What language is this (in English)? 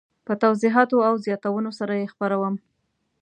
Pashto